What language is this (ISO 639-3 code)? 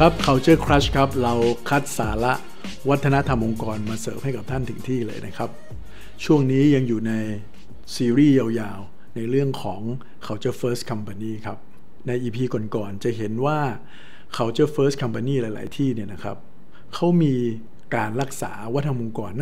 tha